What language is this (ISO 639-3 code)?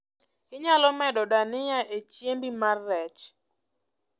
luo